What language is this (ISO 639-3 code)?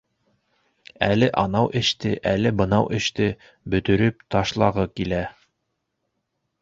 bak